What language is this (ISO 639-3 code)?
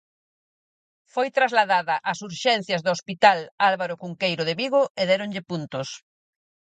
glg